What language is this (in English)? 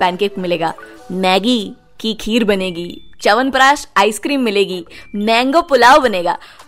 Hindi